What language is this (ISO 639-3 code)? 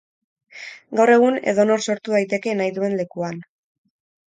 eus